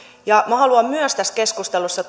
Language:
Finnish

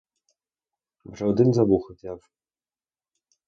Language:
Ukrainian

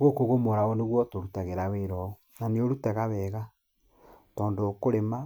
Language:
Kikuyu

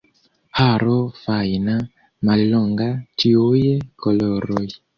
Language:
Esperanto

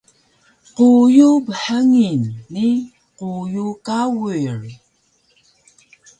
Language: Taroko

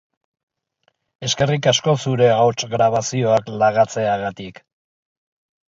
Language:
Basque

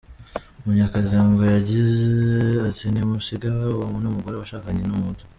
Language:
Kinyarwanda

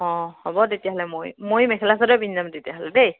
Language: Assamese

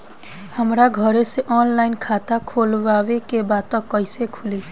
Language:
Bhojpuri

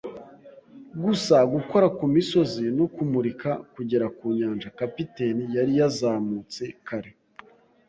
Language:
Kinyarwanda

